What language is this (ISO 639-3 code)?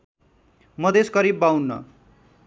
nep